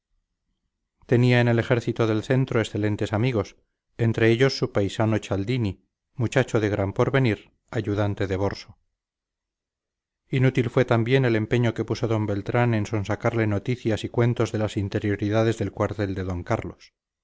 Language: Spanish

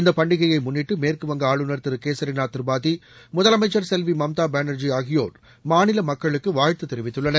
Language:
Tamil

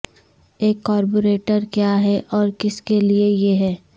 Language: Urdu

